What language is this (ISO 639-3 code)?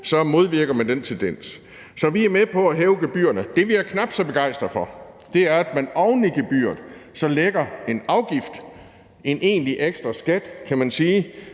dan